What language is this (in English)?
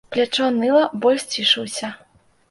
Belarusian